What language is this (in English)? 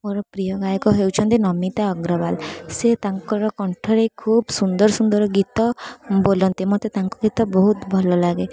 Odia